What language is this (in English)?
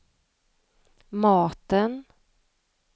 Swedish